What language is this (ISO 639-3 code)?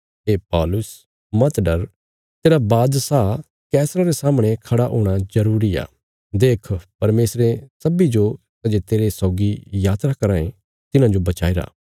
kfs